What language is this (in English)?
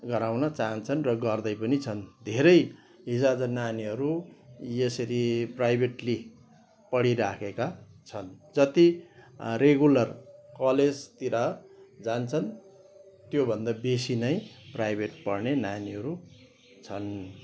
Nepali